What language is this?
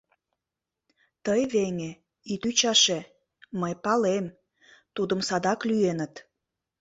Mari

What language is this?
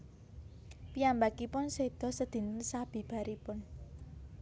Javanese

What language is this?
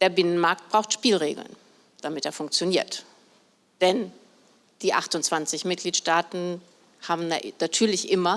German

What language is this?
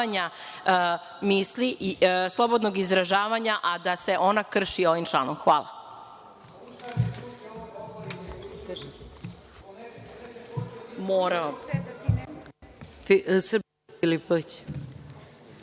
Serbian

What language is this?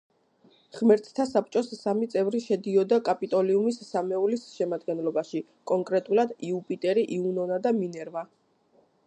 Georgian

